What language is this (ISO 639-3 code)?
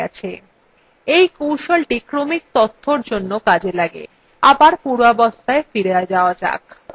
ben